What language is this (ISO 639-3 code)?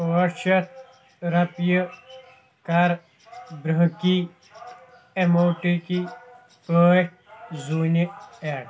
kas